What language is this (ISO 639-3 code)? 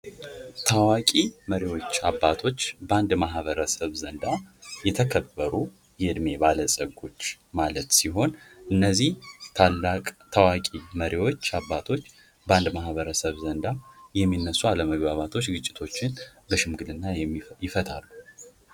amh